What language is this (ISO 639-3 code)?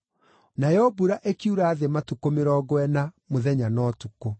kik